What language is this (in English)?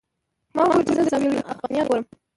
Pashto